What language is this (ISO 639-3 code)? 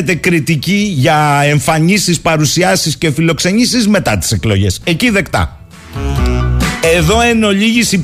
ell